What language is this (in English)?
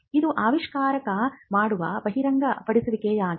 Kannada